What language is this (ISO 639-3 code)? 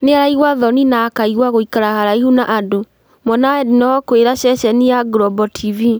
kik